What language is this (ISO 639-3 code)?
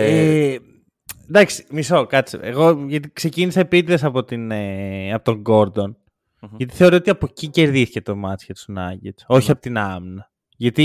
ell